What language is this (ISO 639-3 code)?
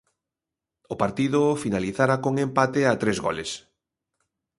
glg